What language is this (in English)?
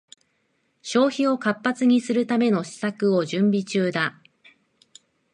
Japanese